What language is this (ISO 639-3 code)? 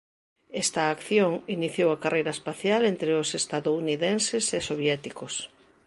glg